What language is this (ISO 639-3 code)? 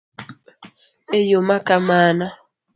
luo